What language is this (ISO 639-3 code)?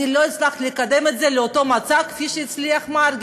heb